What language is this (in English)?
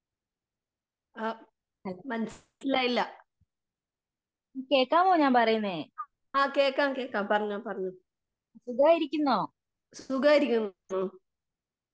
Malayalam